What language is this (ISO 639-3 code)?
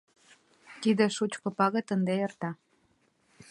chm